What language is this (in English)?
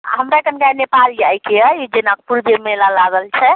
Maithili